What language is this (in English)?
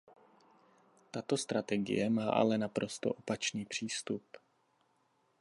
Czech